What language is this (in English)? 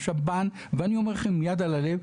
Hebrew